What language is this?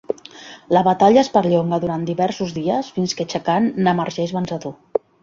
Catalan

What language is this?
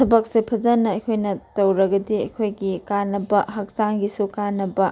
Manipuri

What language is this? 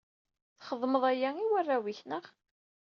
Kabyle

